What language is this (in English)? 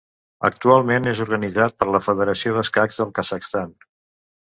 Catalan